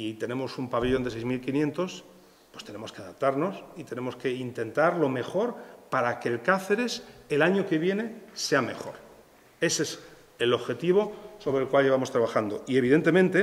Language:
Spanish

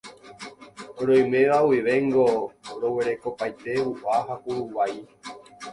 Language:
Guarani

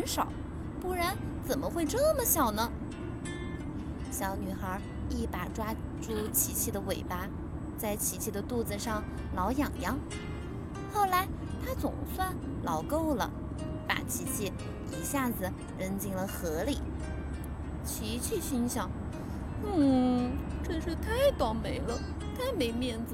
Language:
Chinese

